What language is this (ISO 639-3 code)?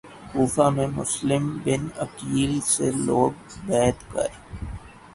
urd